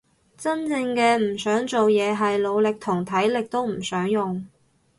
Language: Cantonese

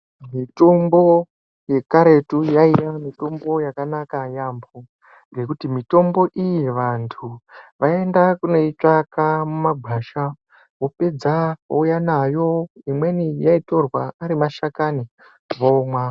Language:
Ndau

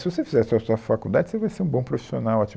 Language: Portuguese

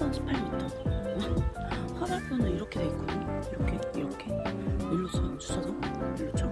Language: Korean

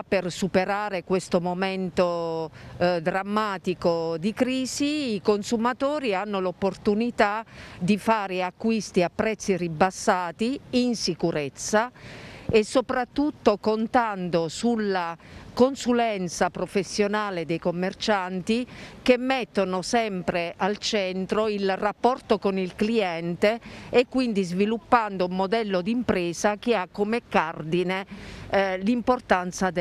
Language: Italian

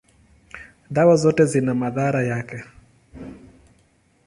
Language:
Swahili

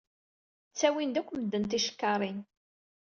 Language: Kabyle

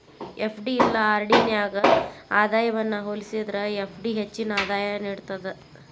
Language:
Kannada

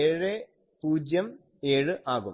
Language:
Malayalam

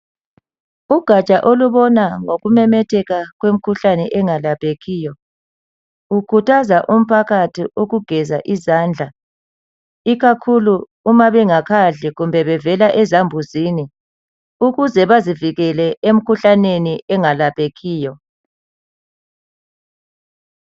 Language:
North Ndebele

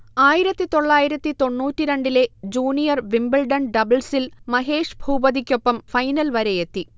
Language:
Malayalam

